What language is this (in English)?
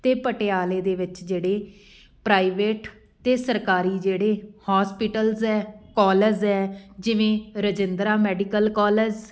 Punjabi